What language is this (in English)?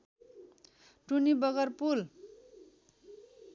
Nepali